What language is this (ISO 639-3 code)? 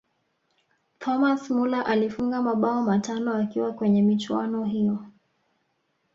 swa